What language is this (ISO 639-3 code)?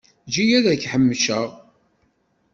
kab